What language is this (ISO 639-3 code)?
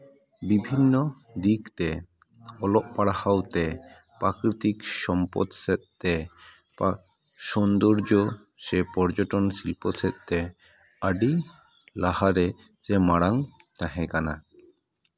sat